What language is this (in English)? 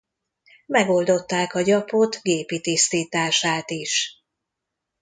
Hungarian